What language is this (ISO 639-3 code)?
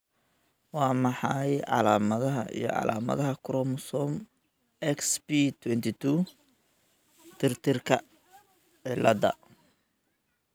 som